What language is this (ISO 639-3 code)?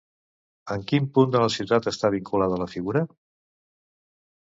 cat